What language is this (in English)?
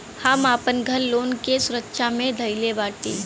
Bhojpuri